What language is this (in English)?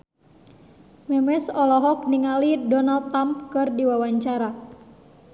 Sundanese